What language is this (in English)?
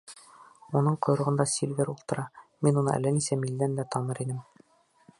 Bashkir